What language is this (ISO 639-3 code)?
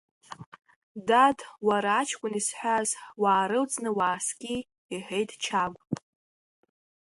abk